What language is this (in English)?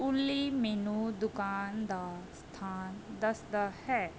Punjabi